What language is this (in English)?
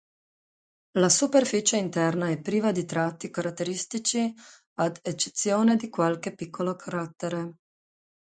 Italian